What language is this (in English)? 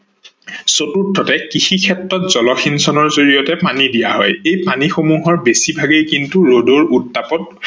Assamese